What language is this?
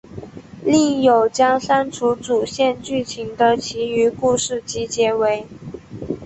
Chinese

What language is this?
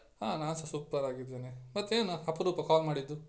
Kannada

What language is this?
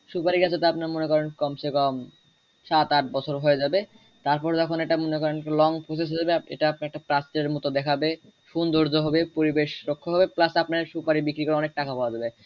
Bangla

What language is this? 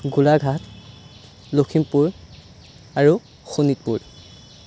Assamese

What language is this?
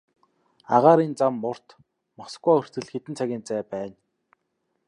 Mongolian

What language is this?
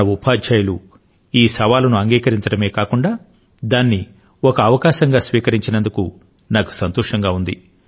Telugu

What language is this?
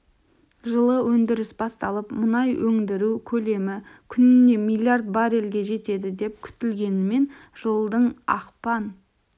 Kazakh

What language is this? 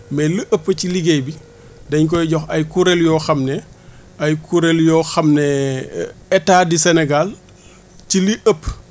Wolof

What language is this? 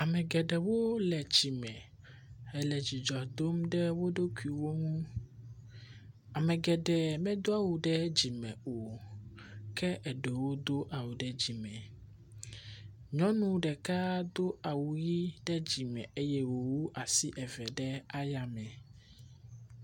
Ewe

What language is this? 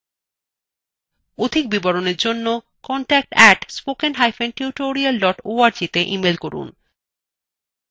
Bangla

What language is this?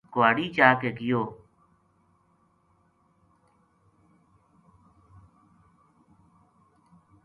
Gujari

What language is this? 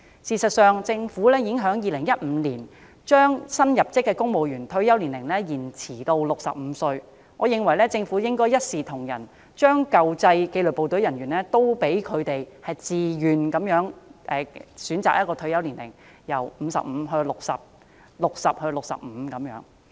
Cantonese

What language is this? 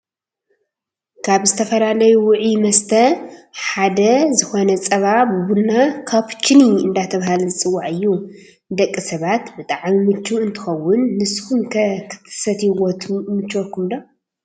Tigrinya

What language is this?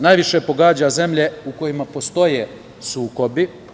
Serbian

